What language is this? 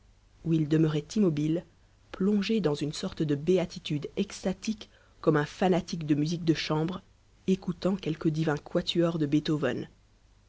French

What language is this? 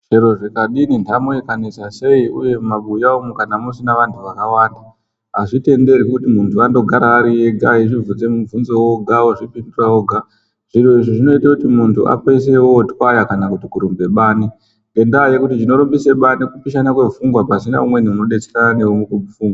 Ndau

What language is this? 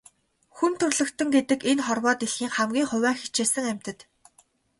Mongolian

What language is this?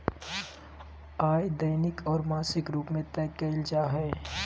Magahi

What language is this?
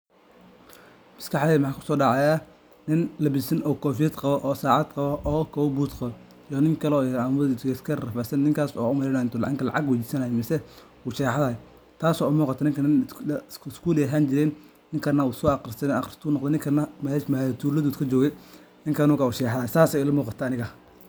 Somali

